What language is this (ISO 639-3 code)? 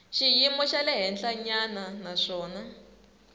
tso